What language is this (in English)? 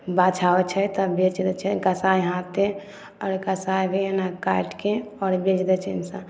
Maithili